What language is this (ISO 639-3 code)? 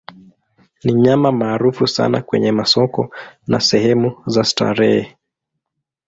swa